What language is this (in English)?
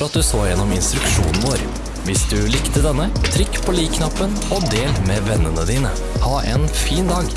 Norwegian